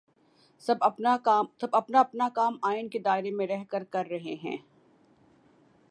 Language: Urdu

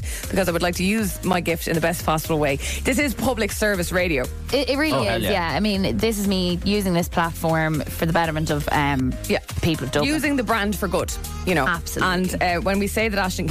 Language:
English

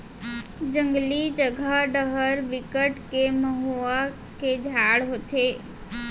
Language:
Chhattisgarhi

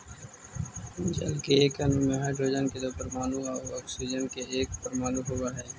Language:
Magahi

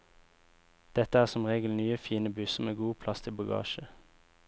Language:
Norwegian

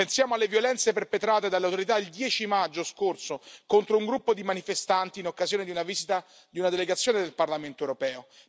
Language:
Italian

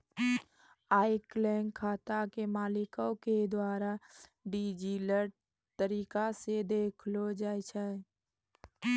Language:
Maithili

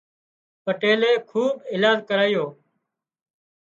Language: Wadiyara Koli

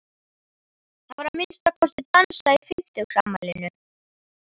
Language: Icelandic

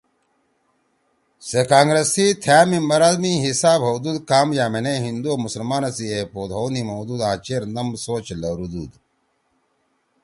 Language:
Torwali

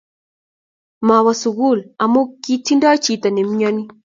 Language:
Kalenjin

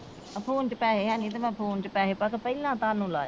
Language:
Punjabi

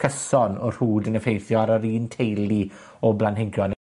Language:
Welsh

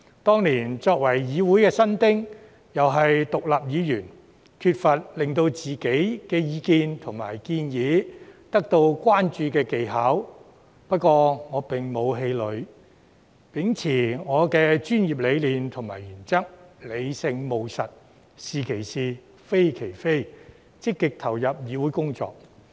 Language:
Cantonese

